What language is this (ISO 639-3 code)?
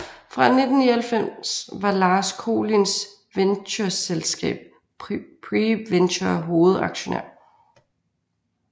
dan